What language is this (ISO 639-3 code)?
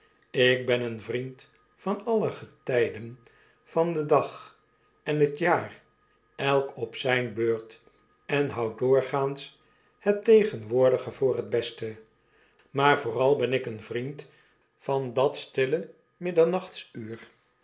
nld